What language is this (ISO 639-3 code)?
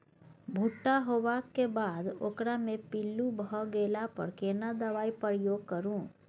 mai